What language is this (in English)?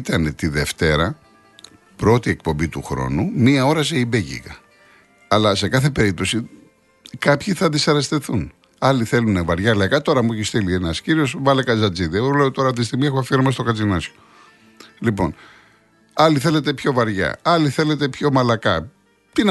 Greek